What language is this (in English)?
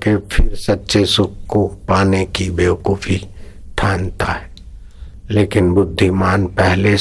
Hindi